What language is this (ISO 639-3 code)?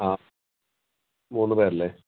mal